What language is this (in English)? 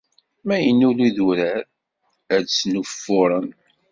Kabyle